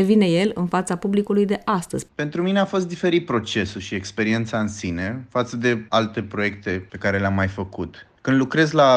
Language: Romanian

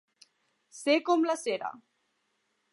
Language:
Catalan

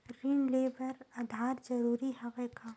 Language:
Chhattisgarhi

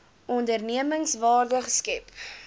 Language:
Afrikaans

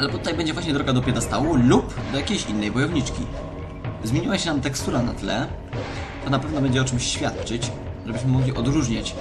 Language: Polish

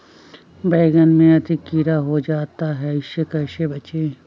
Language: Magahi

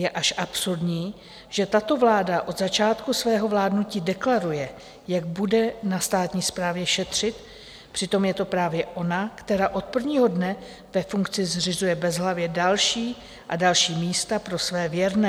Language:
Czech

